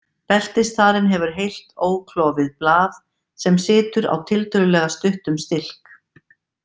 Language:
Icelandic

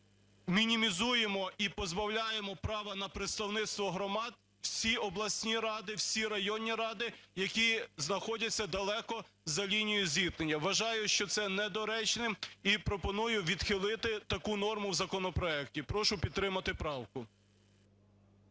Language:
Ukrainian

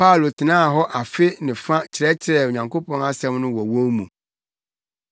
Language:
Akan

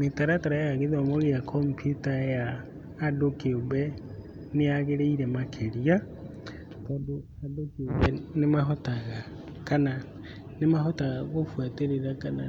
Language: Kikuyu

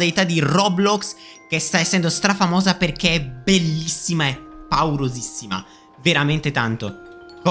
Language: Italian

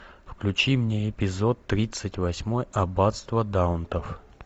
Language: Russian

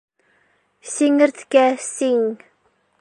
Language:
Bashkir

